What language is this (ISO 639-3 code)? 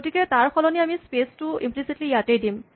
asm